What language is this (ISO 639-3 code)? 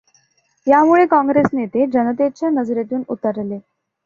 mar